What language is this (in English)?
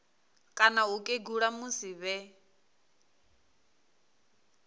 Venda